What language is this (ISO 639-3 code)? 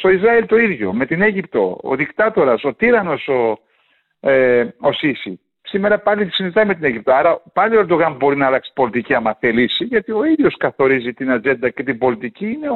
ell